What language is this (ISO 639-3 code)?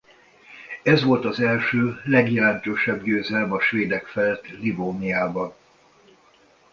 hun